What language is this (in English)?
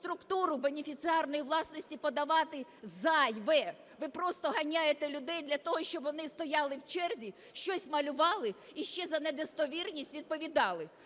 Ukrainian